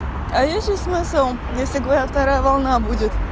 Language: Russian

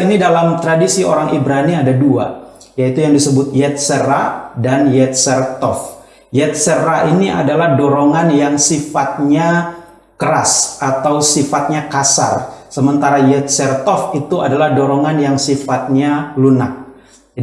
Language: Indonesian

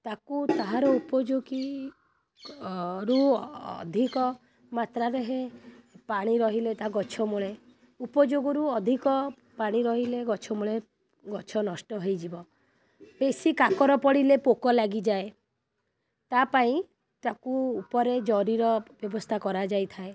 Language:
Odia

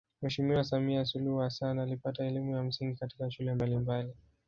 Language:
Swahili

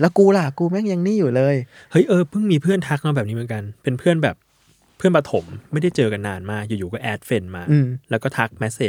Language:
Thai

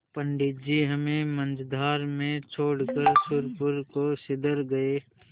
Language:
Hindi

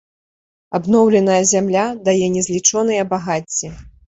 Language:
Belarusian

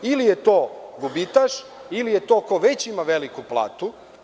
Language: Serbian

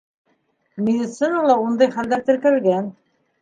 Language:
Bashkir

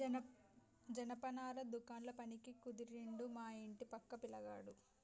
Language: Telugu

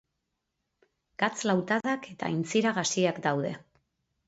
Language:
Basque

